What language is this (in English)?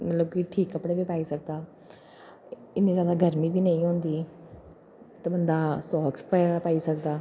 Dogri